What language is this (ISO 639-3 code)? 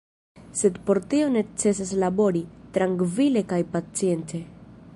epo